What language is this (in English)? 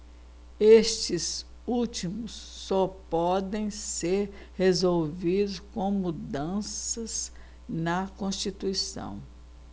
Portuguese